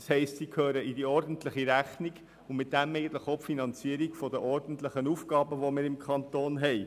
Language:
Swiss German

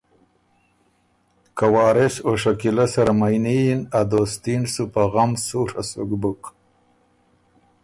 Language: Ormuri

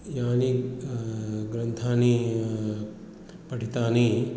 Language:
Sanskrit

